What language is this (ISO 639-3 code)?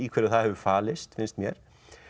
isl